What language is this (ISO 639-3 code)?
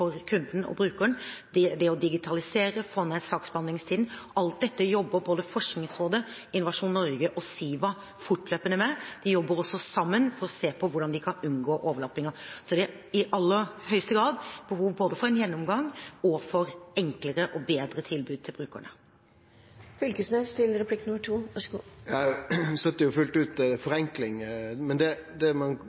nor